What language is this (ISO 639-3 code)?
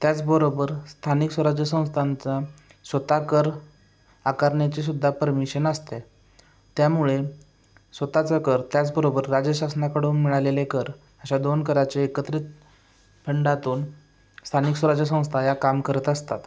mar